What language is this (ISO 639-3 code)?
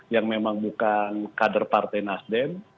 ind